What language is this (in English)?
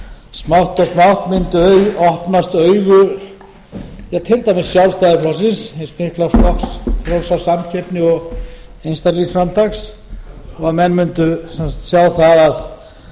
Icelandic